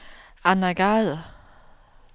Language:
Danish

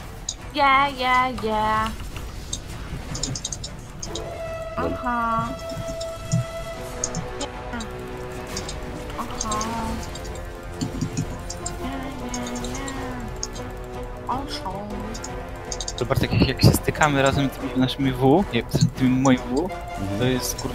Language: Polish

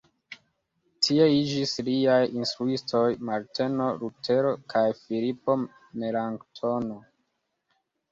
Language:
Esperanto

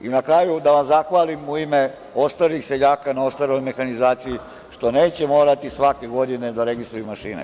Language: Serbian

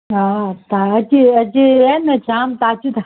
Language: Sindhi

